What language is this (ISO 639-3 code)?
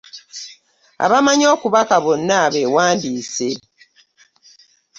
lug